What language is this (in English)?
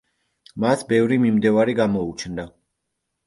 Georgian